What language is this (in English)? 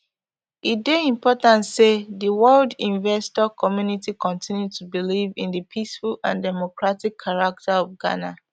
Nigerian Pidgin